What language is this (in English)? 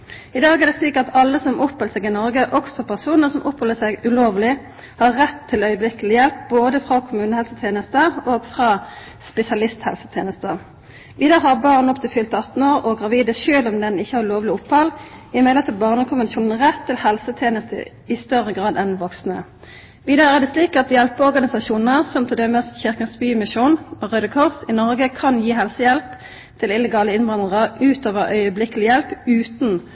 Norwegian Nynorsk